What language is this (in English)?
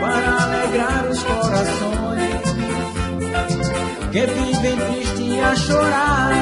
Portuguese